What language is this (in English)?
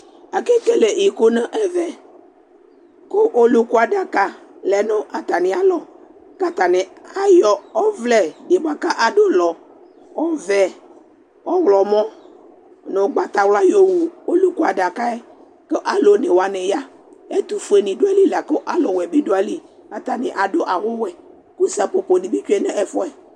Ikposo